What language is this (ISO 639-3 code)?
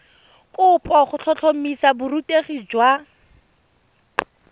tsn